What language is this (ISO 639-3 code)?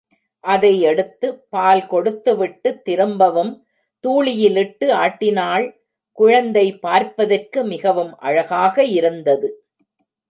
tam